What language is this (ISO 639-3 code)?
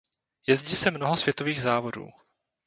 ces